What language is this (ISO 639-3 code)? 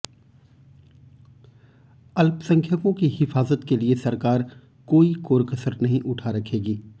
hin